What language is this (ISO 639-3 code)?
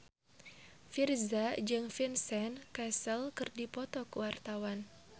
sun